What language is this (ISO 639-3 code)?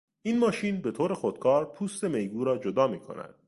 fas